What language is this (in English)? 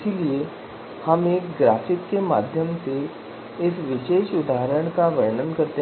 Hindi